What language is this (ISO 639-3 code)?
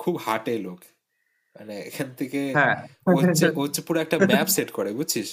ben